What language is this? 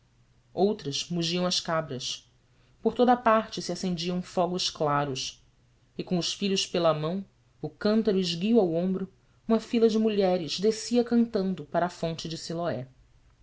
Portuguese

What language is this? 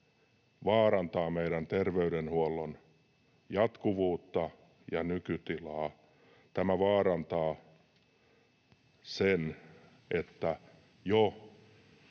Finnish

